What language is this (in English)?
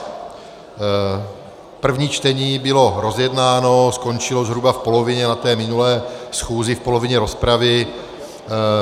Czech